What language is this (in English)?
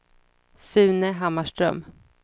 Swedish